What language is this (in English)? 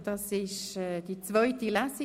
Swiss German